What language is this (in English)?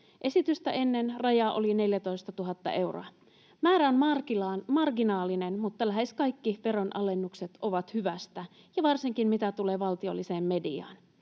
Finnish